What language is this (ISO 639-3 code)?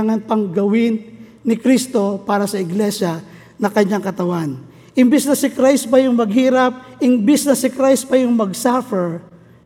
fil